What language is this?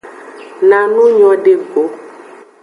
Aja (Benin)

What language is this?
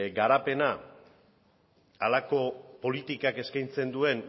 Basque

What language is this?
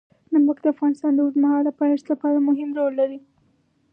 Pashto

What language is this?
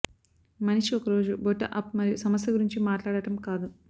Telugu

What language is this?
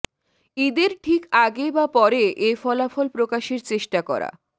Bangla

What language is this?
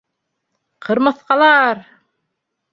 Bashkir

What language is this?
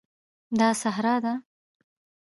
Pashto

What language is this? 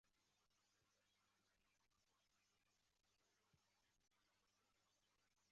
Chinese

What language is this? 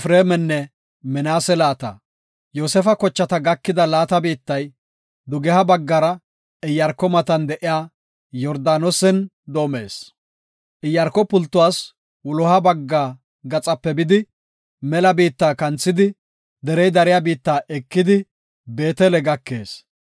Gofa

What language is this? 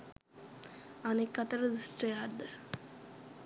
Sinhala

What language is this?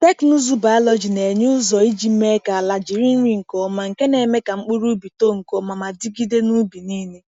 Igbo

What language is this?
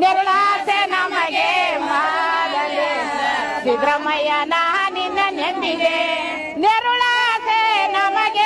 Kannada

